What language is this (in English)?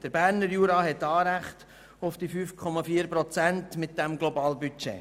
Swiss German